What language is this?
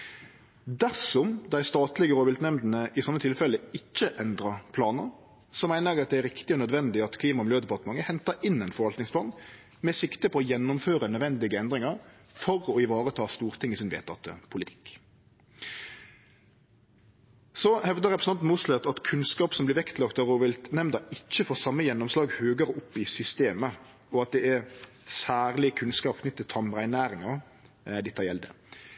Norwegian Nynorsk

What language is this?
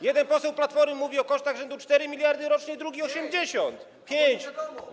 Polish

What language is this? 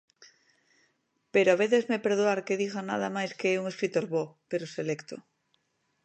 Galician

